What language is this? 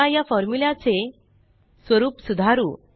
Marathi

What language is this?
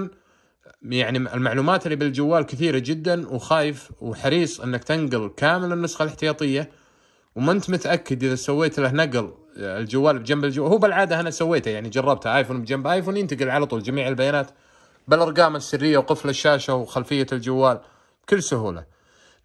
Arabic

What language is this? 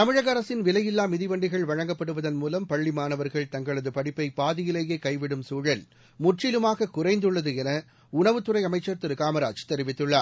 Tamil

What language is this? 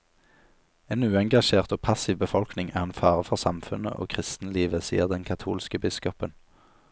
Norwegian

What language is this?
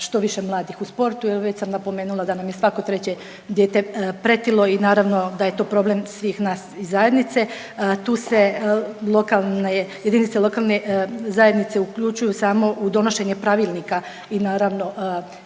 Croatian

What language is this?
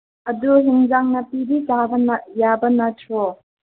Manipuri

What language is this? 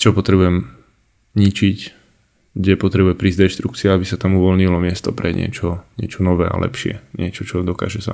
Slovak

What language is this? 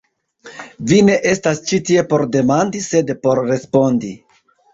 Esperanto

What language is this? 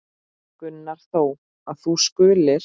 Icelandic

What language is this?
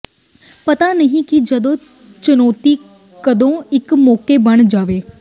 Punjabi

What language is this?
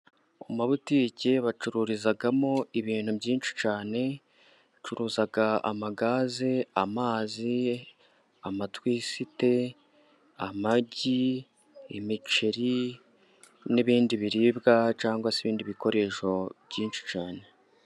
Kinyarwanda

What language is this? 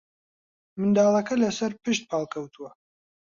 Central Kurdish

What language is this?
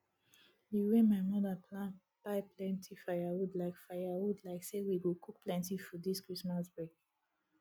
Nigerian Pidgin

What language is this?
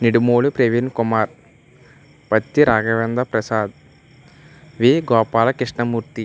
Telugu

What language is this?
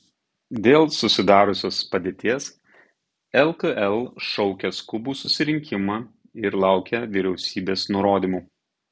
Lithuanian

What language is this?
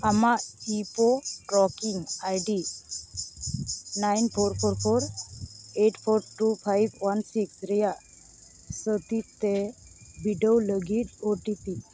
Santali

